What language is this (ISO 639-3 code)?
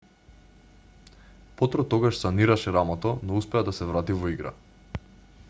mkd